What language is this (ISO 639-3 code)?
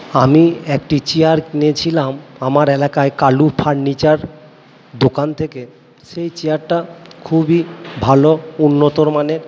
ben